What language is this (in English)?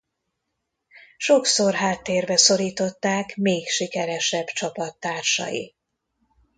Hungarian